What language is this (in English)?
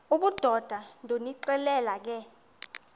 Xhosa